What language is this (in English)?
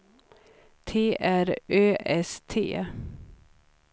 Swedish